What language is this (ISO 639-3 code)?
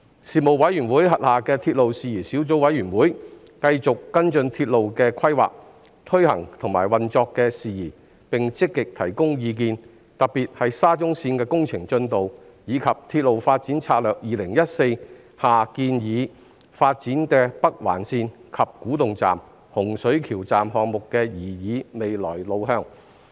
yue